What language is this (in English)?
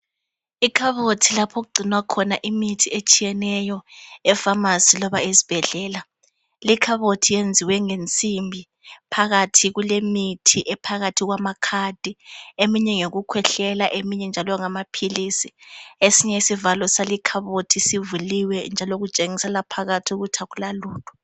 North Ndebele